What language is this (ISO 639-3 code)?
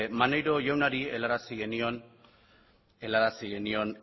eus